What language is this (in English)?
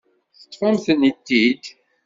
Kabyle